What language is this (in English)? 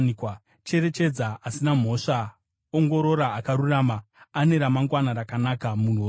Shona